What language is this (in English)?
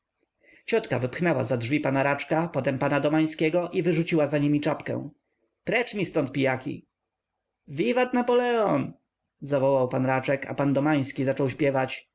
Polish